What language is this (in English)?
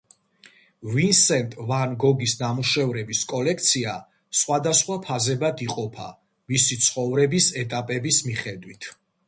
Georgian